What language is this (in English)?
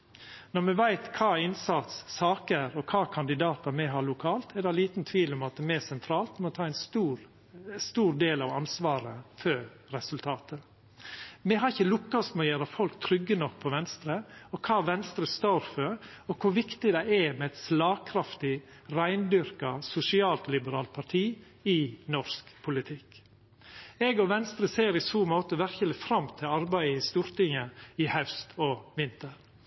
Norwegian Nynorsk